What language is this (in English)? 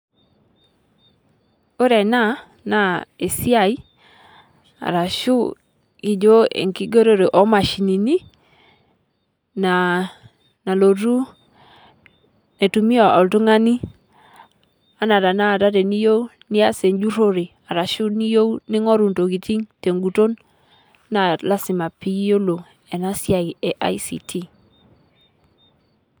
Masai